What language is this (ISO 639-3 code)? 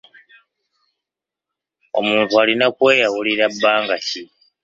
lug